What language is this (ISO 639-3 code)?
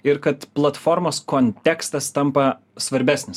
lit